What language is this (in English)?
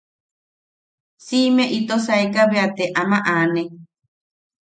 Yaqui